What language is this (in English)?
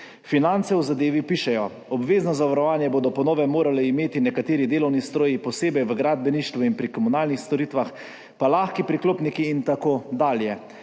Slovenian